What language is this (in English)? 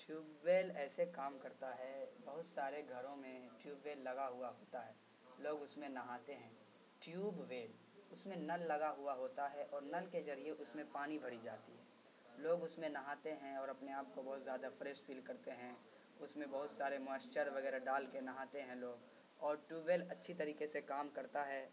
Urdu